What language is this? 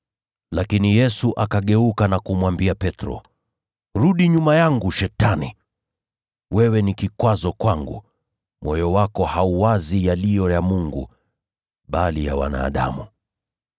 Swahili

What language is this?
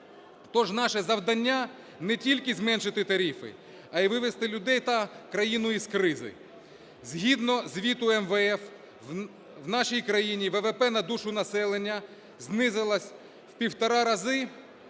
Ukrainian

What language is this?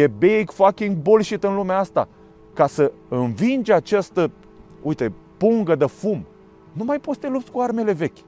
Romanian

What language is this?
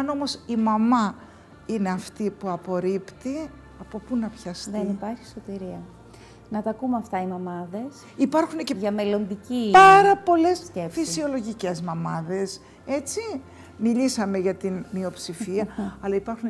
Greek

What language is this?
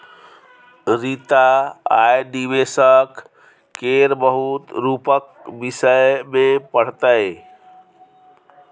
Maithili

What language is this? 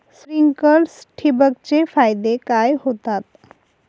Marathi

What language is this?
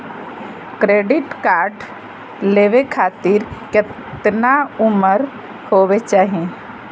Magahi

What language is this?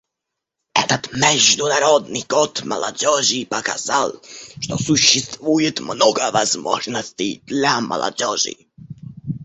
Russian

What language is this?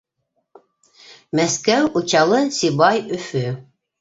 Bashkir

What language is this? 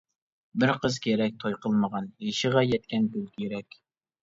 Uyghur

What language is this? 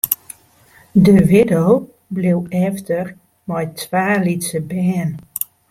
Western Frisian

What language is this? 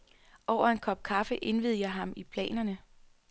Danish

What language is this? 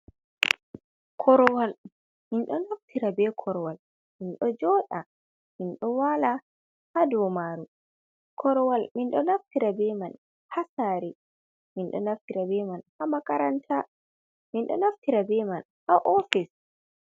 Fula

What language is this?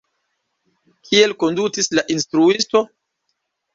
Esperanto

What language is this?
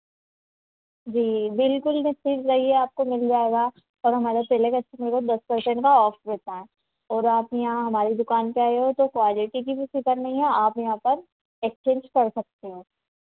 Hindi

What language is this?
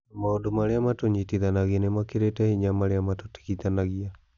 Kikuyu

